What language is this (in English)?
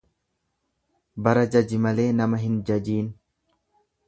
Oromo